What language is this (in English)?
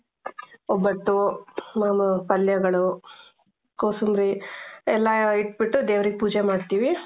Kannada